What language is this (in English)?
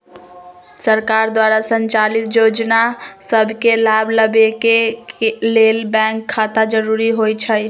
Magahi